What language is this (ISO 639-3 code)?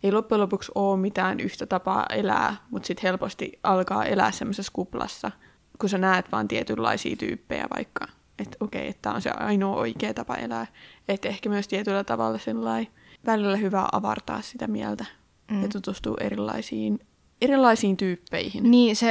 fin